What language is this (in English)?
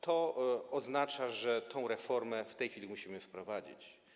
Polish